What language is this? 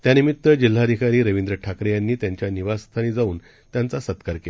Marathi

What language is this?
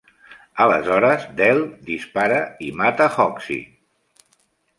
Catalan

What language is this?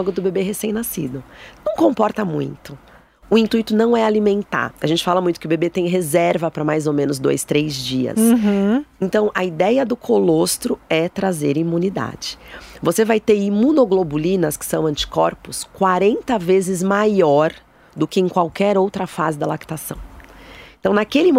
Portuguese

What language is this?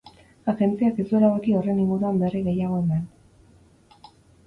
Basque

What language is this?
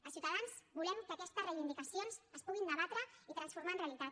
Catalan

